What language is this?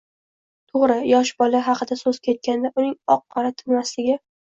Uzbek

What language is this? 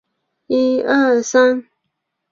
Chinese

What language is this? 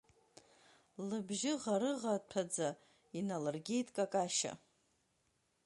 Abkhazian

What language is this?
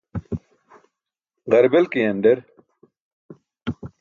Burushaski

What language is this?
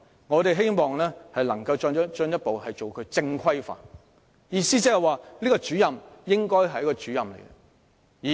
Cantonese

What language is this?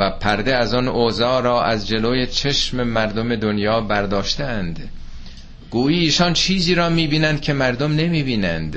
Persian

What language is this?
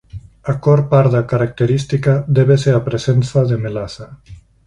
Galician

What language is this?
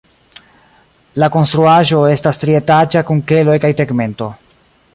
Esperanto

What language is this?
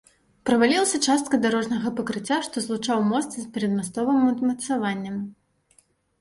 Belarusian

